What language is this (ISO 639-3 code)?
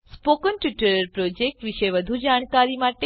guj